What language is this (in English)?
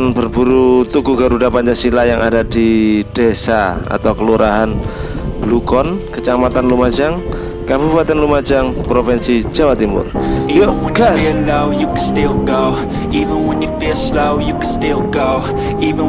Indonesian